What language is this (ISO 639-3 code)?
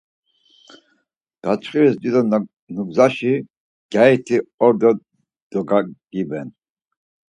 lzz